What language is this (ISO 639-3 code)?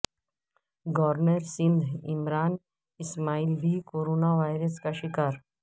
urd